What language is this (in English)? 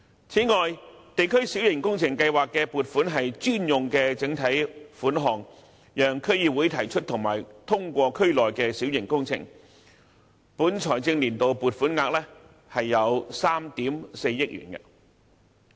Cantonese